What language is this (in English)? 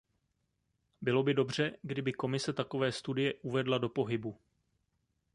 Czech